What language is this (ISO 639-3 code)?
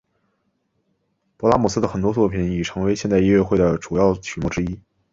zho